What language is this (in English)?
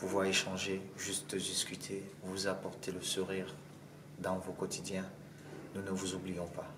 French